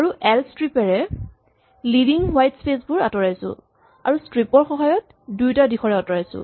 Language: Assamese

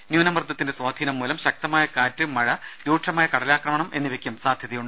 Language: Malayalam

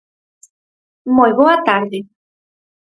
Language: Galician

